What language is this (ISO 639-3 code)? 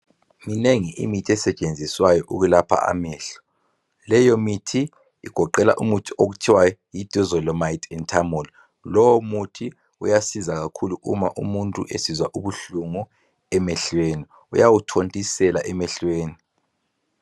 nde